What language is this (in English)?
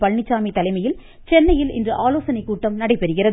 Tamil